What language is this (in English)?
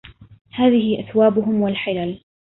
Arabic